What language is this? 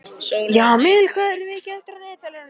Icelandic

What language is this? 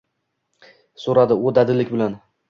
Uzbek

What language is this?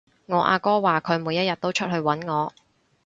Cantonese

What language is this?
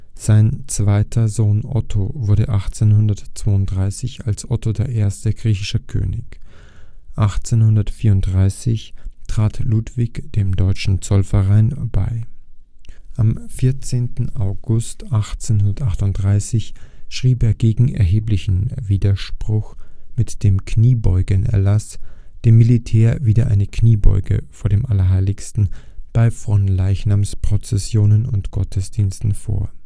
German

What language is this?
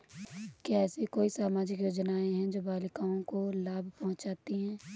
Hindi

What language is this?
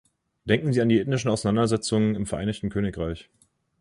German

